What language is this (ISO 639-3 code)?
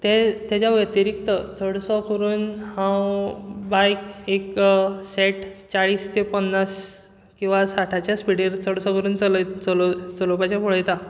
kok